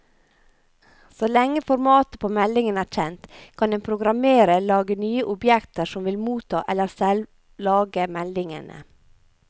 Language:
Norwegian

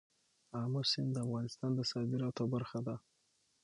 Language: Pashto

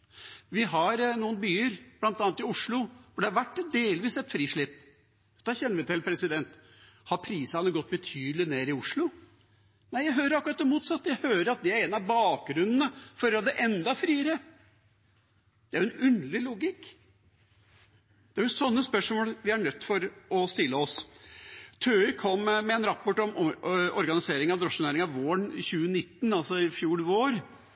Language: Norwegian Bokmål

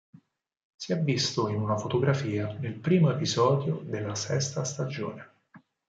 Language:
Italian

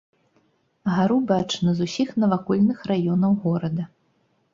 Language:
Belarusian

